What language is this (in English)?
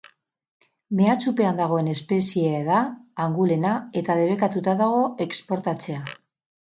Basque